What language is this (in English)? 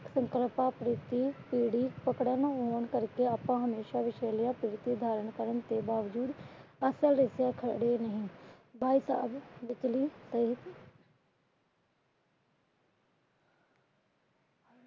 Punjabi